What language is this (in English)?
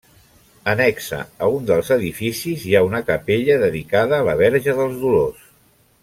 Catalan